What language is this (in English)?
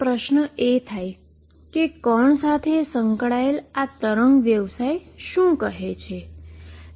Gujarati